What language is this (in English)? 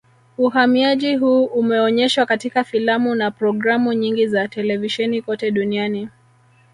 Swahili